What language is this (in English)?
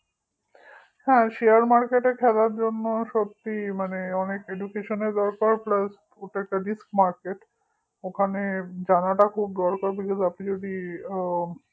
Bangla